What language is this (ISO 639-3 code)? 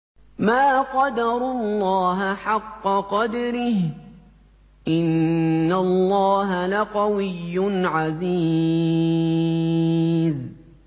ara